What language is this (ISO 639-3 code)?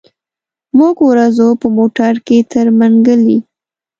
pus